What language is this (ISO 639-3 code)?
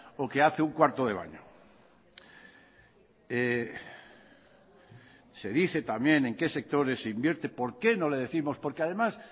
spa